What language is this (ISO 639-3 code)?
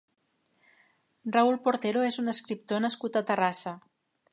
cat